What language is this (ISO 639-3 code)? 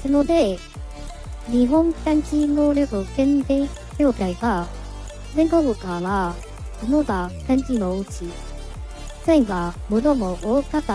jpn